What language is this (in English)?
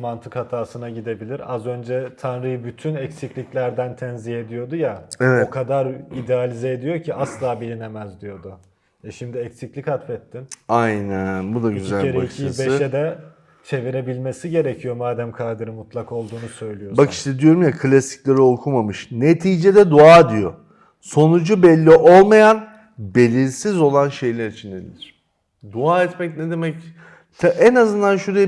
Turkish